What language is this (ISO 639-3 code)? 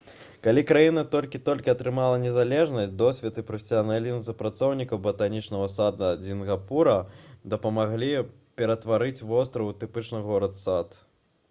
bel